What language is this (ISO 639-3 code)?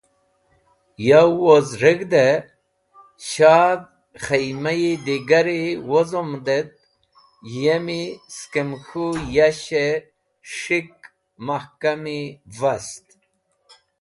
wbl